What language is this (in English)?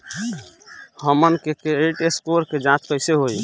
Bhojpuri